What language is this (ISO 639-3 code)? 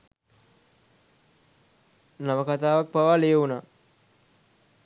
sin